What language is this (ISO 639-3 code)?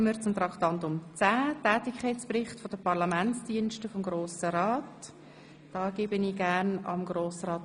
gsw